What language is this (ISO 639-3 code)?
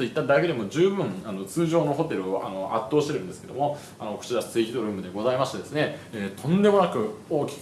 jpn